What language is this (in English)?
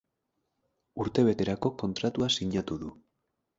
Basque